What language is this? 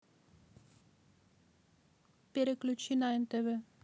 Russian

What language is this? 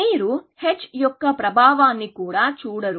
Telugu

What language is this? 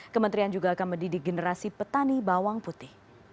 Indonesian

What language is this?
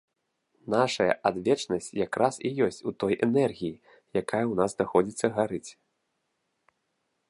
Belarusian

